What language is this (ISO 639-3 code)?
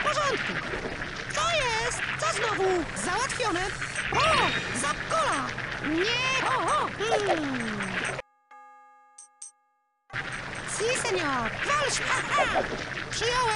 pol